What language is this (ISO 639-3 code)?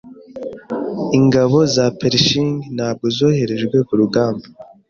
kin